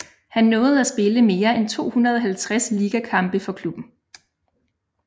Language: Danish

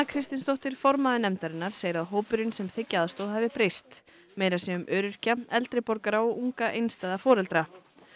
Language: Icelandic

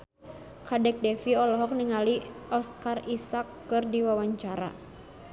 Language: Sundanese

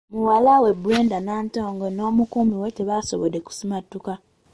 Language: Ganda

